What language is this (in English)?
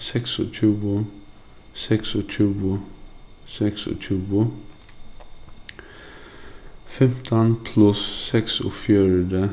Faroese